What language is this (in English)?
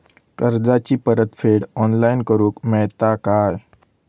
Marathi